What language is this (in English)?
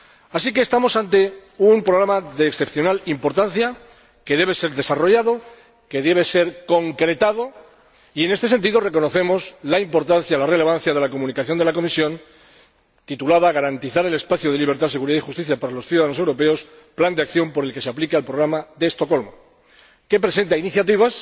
Spanish